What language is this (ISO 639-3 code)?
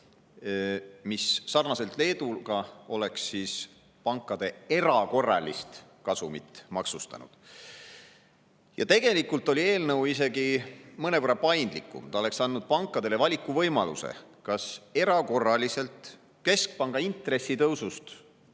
est